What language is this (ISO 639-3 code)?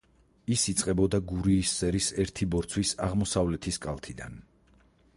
kat